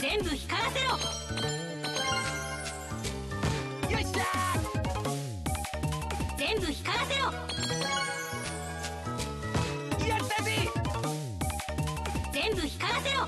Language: Japanese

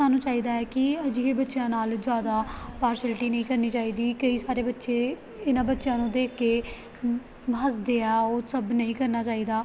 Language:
Punjabi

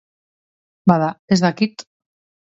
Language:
Basque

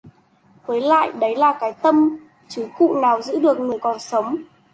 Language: Vietnamese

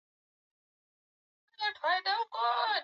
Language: Swahili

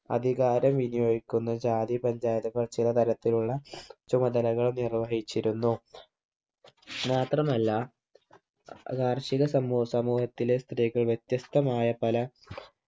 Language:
Malayalam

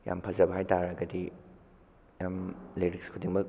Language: Manipuri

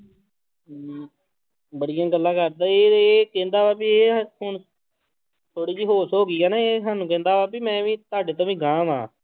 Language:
Punjabi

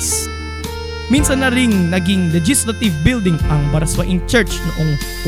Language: Filipino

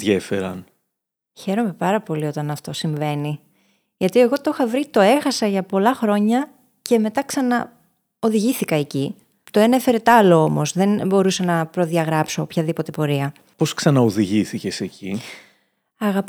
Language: Greek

